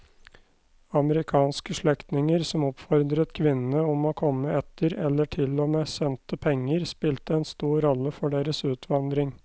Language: Norwegian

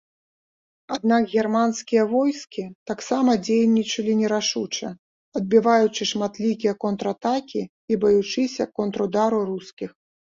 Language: Belarusian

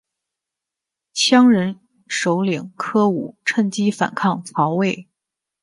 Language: Chinese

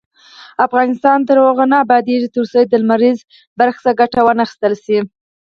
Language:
Pashto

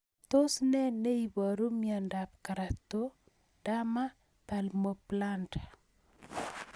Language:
Kalenjin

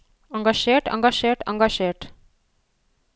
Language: Norwegian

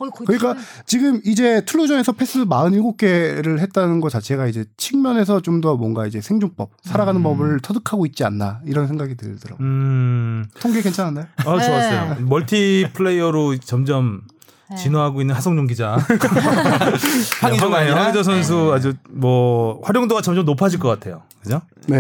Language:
Korean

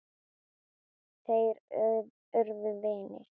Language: Icelandic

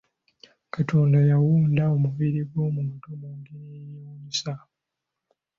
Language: Ganda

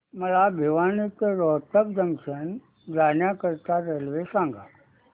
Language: Marathi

